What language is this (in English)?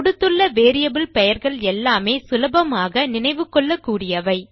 Tamil